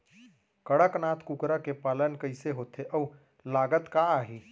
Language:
Chhattisgarhi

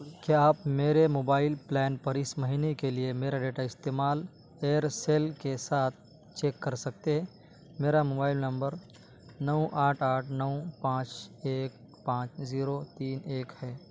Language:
Urdu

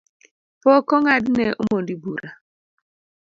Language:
Luo (Kenya and Tanzania)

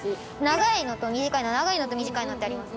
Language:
Japanese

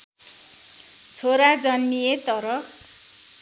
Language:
Nepali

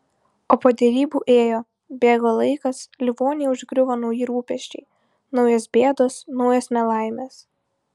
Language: Lithuanian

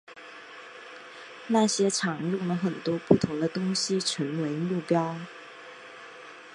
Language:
Chinese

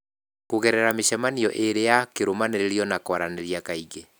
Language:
Kikuyu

